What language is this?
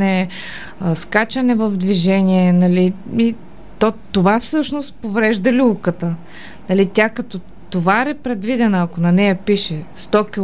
Bulgarian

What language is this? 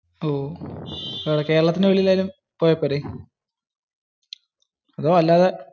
Malayalam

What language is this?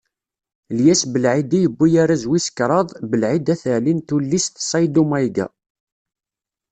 Kabyle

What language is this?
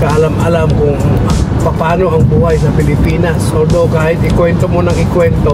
Filipino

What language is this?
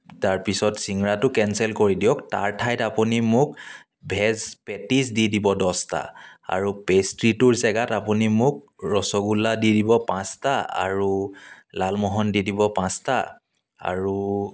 Assamese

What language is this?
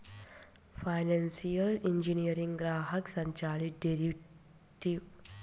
Bhojpuri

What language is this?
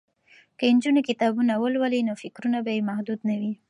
Pashto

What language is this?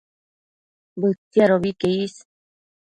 Matsés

